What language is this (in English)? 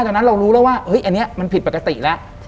Thai